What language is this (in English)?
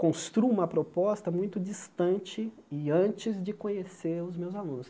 Portuguese